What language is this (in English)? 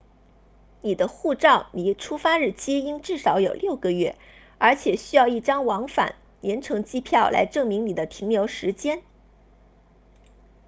Chinese